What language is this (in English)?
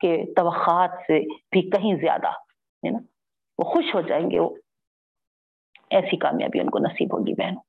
Urdu